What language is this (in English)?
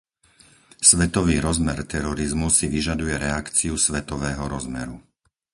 Slovak